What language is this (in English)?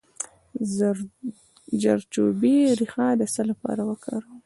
Pashto